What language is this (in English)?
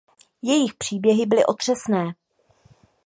Czech